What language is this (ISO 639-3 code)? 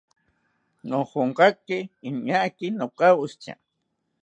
cpy